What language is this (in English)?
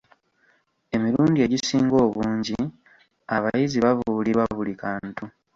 Ganda